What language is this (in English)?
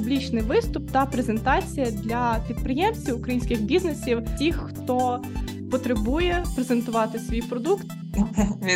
Ukrainian